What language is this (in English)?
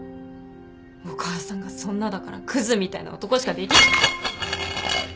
Japanese